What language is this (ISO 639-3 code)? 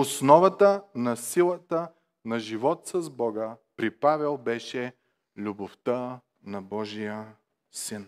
bul